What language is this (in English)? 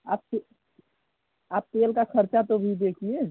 Hindi